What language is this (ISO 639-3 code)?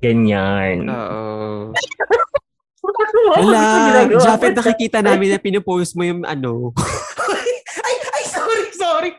fil